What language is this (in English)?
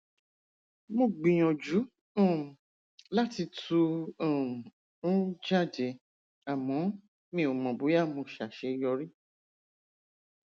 Yoruba